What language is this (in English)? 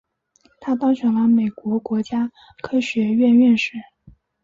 Chinese